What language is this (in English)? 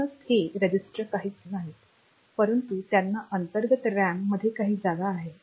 Marathi